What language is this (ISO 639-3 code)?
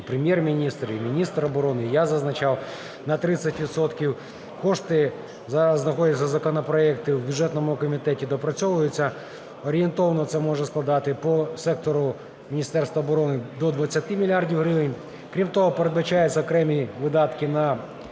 ukr